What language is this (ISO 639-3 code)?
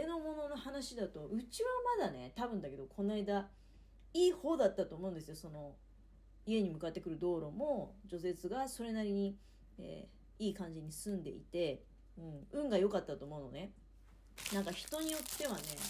jpn